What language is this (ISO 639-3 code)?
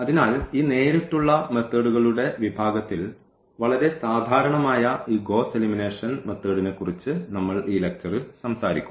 mal